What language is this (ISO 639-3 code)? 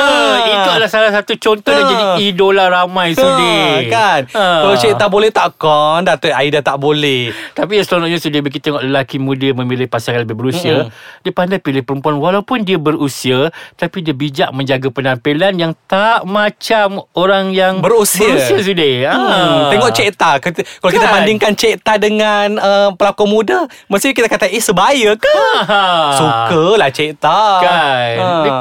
msa